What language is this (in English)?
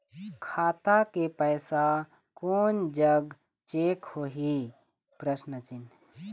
Chhattisgarhi